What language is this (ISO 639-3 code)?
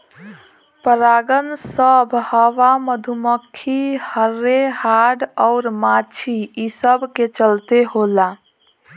bho